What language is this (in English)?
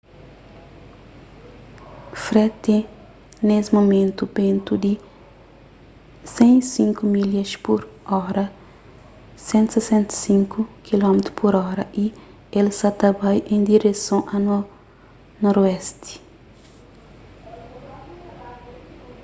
Kabuverdianu